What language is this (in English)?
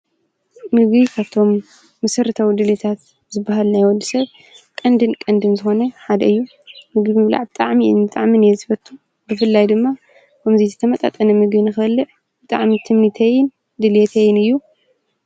Tigrinya